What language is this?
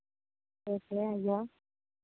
Maithili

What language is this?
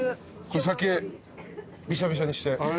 Japanese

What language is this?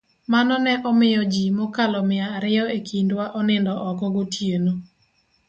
Luo (Kenya and Tanzania)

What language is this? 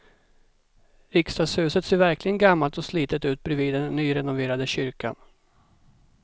Swedish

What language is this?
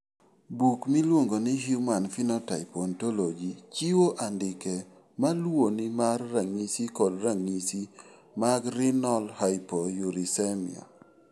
Luo (Kenya and Tanzania)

